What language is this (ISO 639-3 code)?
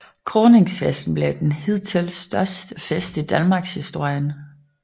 dan